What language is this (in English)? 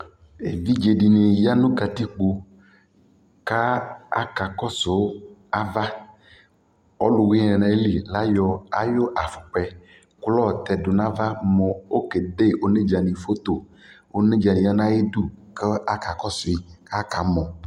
Ikposo